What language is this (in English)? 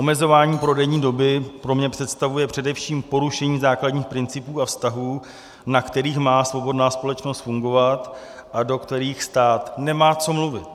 Czech